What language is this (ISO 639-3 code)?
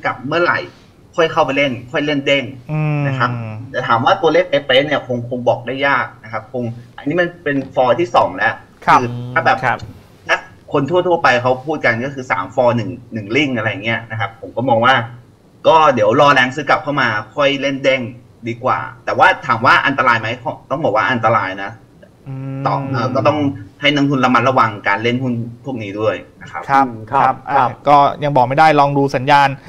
tha